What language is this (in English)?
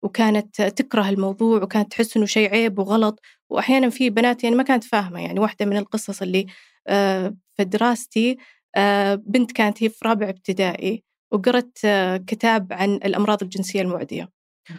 Arabic